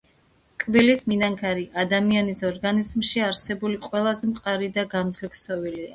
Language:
Georgian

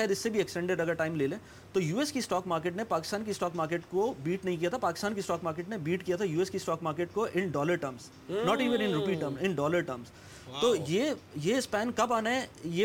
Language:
Urdu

